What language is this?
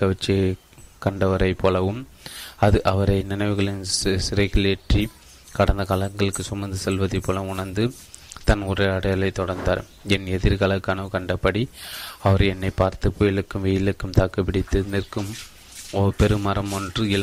Tamil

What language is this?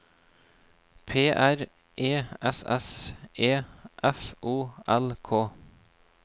Norwegian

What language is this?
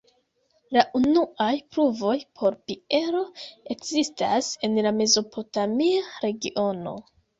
Esperanto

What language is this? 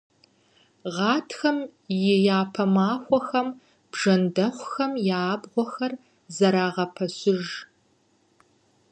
Kabardian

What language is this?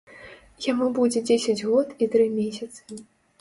Belarusian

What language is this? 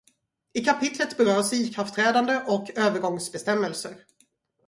Swedish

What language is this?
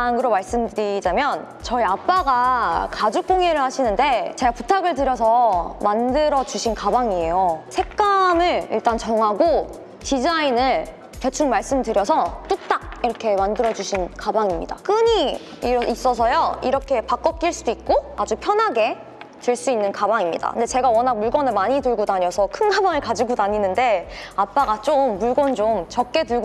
Korean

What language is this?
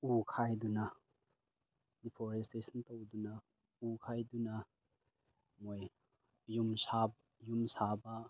Manipuri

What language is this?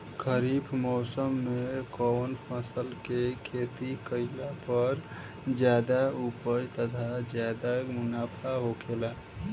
Bhojpuri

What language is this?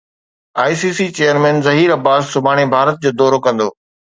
Sindhi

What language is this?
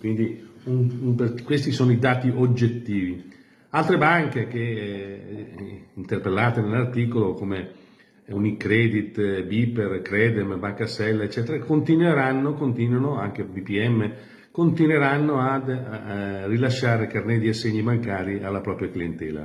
Italian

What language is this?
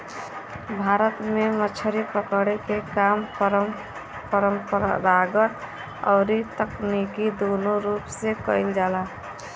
Bhojpuri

